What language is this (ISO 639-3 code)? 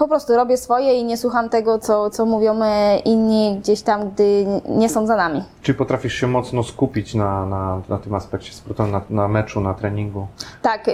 pol